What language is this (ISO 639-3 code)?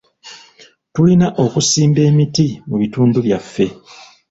lug